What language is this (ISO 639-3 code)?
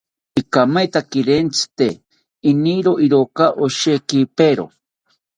cpy